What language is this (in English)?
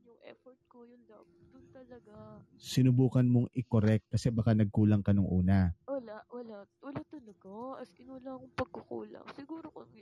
Filipino